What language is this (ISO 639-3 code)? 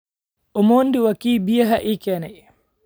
som